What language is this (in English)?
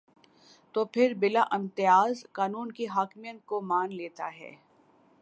Urdu